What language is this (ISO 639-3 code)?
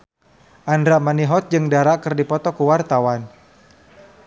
sun